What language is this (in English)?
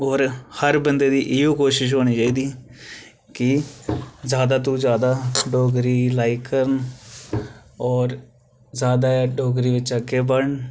Dogri